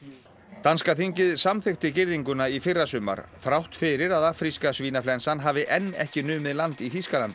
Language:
Icelandic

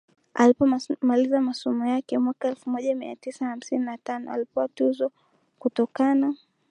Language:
Swahili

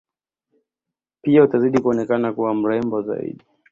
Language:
Swahili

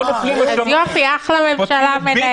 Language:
Hebrew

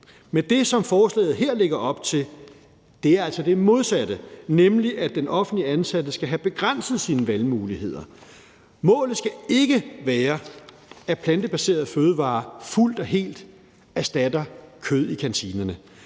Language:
Danish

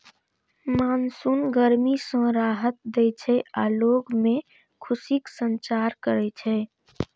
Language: Maithili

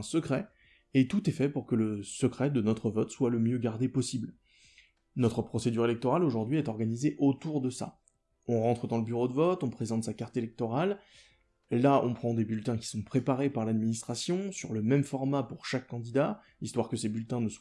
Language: French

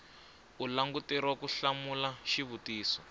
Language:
Tsonga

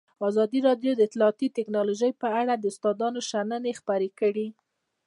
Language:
Pashto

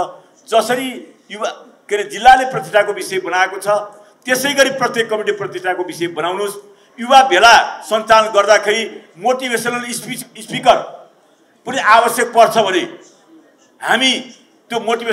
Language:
Romanian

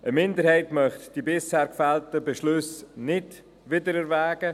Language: Swiss German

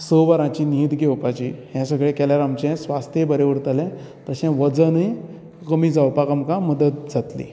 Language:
Konkani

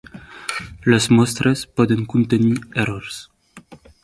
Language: Catalan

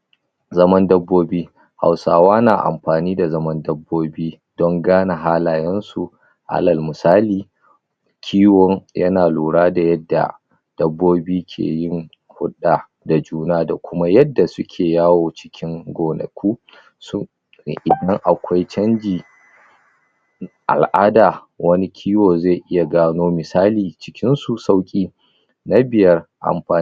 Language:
Hausa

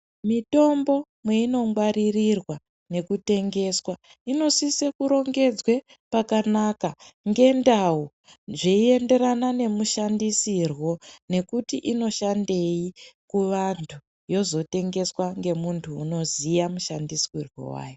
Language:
Ndau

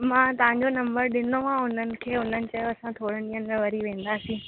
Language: Sindhi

